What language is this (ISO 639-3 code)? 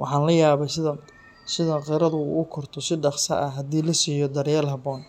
som